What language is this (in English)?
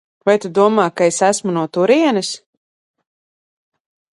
Latvian